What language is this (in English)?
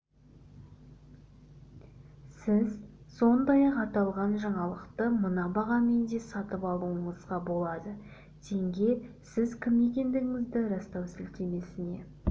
Kazakh